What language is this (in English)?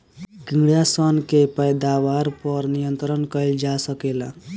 Bhojpuri